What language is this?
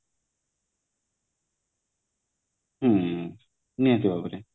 Odia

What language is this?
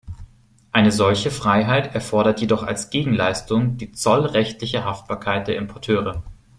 German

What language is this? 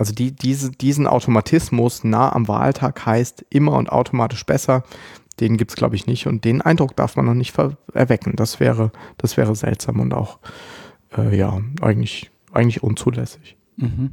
German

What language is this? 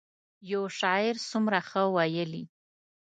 Pashto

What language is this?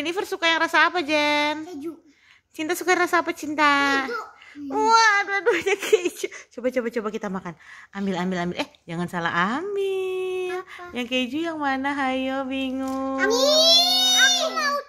Indonesian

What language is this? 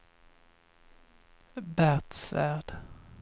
Swedish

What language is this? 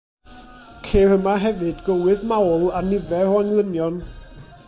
Welsh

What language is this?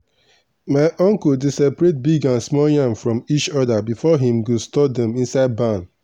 Nigerian Pidgin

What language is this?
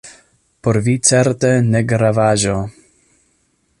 Esperanto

